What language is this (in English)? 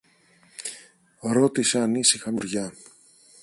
Greek